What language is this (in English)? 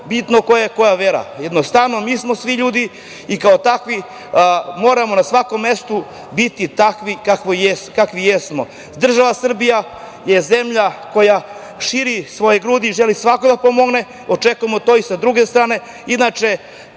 Serbian